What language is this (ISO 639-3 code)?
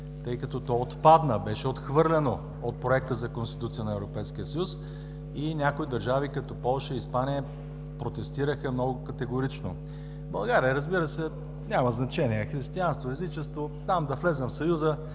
bul